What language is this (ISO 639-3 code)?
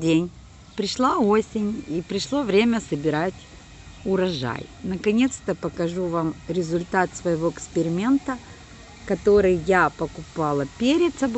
rus